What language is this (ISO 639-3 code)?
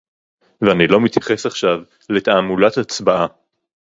heb